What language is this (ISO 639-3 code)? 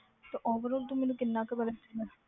pan